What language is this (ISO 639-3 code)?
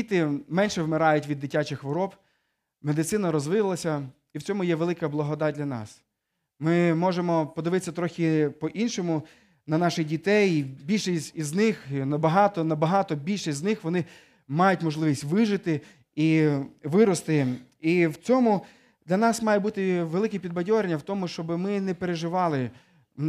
ukr